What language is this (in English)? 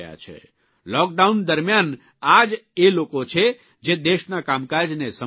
Gujarati